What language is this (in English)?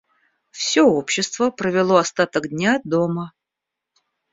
Russian